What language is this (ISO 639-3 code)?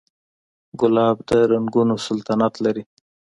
pus